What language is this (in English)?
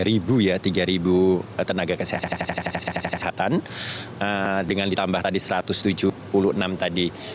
Indonesian